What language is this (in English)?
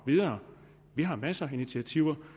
Danish